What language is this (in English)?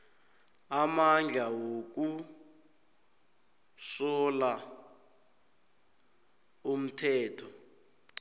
South Ndebele